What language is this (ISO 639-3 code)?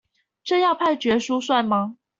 zho